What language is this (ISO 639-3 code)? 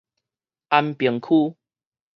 nan